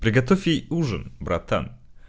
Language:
Russian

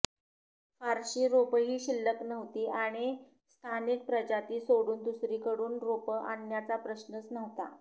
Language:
Marathi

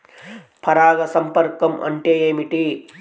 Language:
Telugu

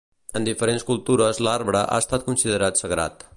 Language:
Catalan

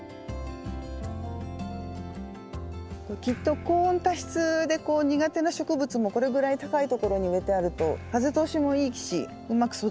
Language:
Japanese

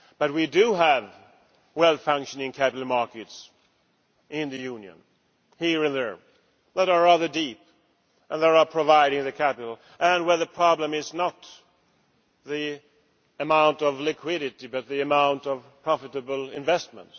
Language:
English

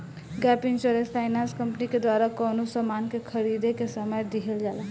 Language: Bhojpuri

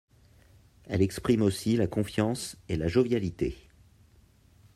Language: French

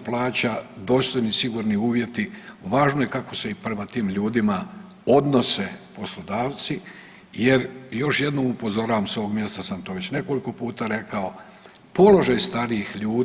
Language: Croatian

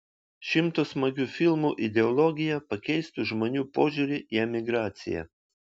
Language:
Lithuanian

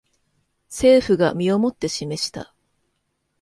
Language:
Japanese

